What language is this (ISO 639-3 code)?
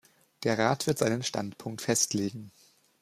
deu